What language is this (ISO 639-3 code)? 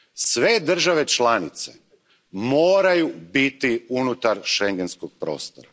hrv